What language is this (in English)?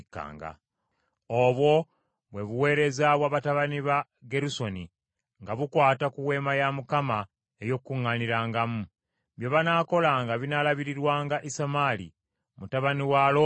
Ganda